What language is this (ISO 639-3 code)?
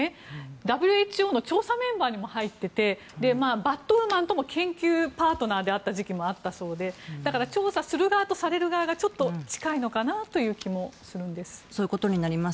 jpn